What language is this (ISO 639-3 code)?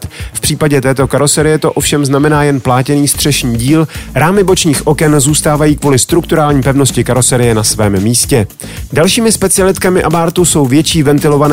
ces